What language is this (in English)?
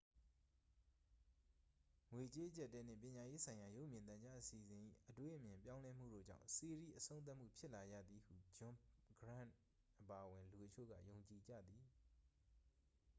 Burmese